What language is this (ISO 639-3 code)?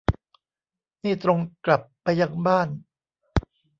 tha